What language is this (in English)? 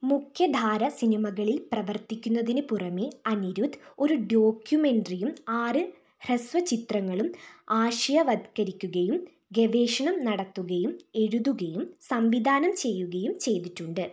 Malayalam